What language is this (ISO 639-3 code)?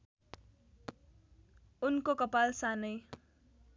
nep